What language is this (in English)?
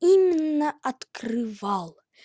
Russian